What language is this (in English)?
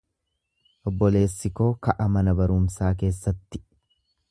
Oromo